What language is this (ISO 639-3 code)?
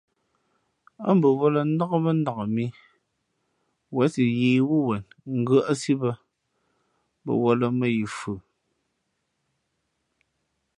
fmp